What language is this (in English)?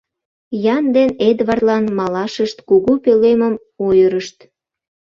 Mari